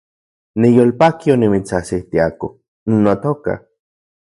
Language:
Central Puebla Nahuatl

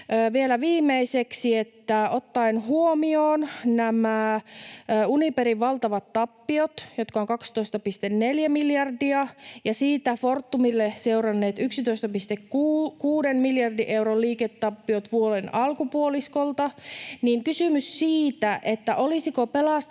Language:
Finnish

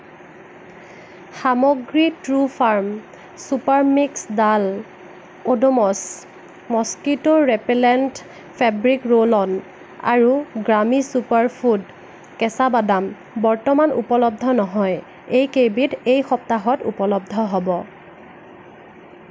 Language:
Assamese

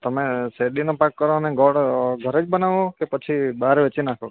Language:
Gujarati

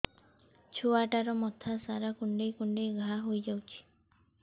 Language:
Odia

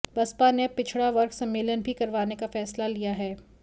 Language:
Hindi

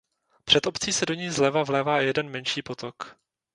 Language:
Czech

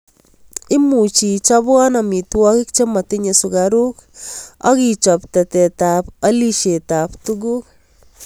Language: Kalenjin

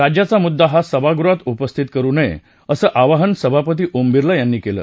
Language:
Marathi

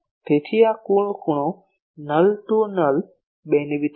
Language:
Gujarati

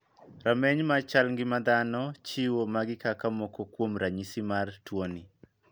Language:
Luo (Kenya and Tanzania)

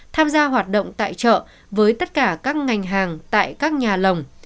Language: Vietnamese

